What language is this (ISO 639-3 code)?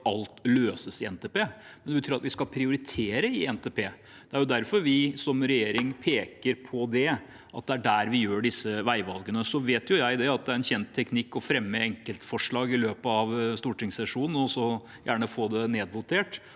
nor